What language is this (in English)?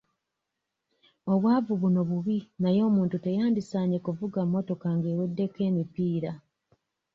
Ganda